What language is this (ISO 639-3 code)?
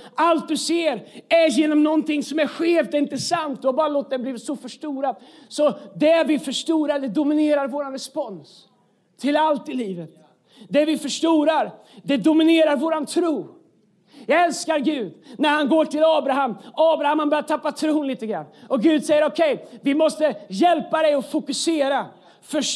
swe